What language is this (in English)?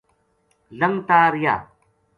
Gujari